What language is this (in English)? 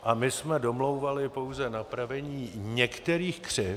Czech